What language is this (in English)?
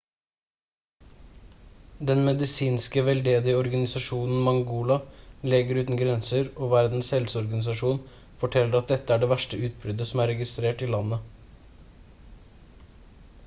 Norwegian Bokmål